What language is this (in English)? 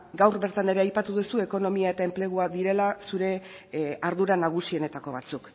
Basque